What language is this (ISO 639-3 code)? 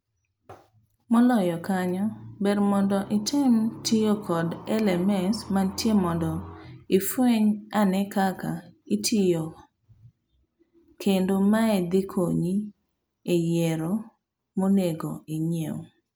luo